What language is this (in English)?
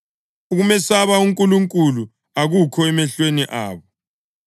North Ndebele